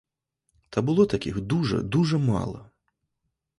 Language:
Ukrainian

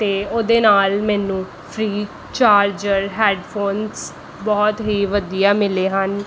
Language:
Punjabi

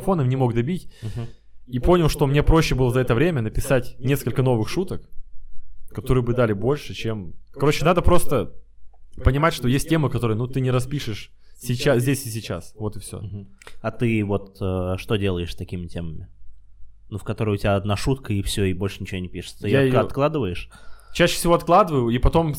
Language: Russian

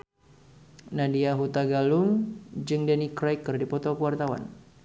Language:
Sundanese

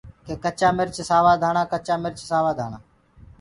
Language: Gurgula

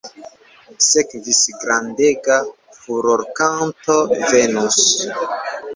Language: Esperanto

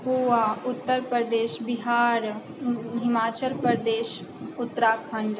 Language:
Maithili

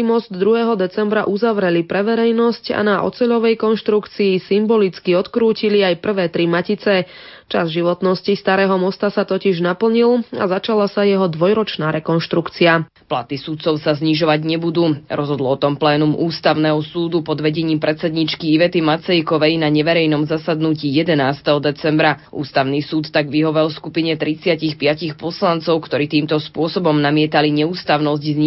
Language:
Slovak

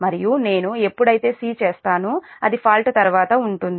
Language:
Telugu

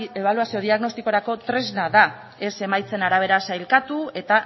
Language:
Basque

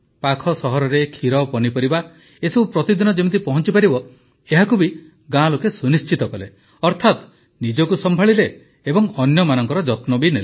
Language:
Odia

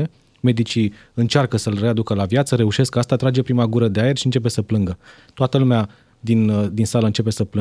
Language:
Romanian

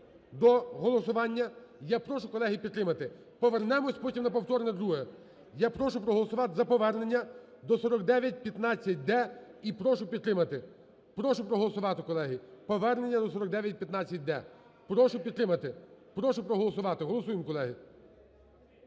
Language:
Ukrainian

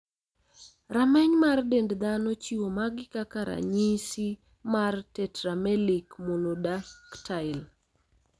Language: Luo (Kenya and Tanzania)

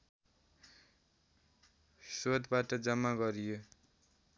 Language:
Nepali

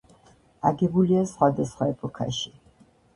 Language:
Georgian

